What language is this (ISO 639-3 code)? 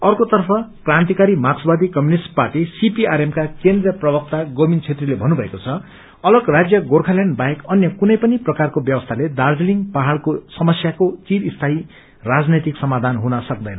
nep